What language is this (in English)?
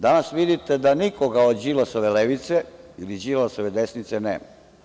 Serbian